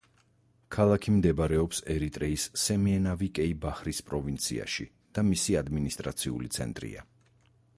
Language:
Georgian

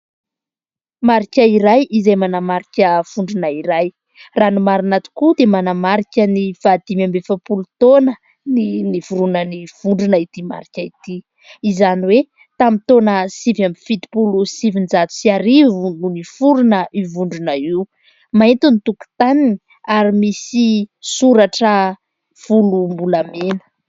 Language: Malagasy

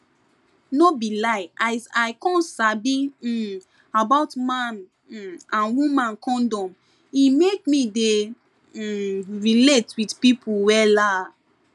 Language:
Nigerian Pidgin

